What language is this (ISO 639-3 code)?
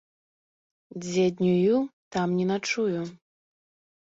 bel